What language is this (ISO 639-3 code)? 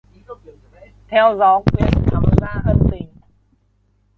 vie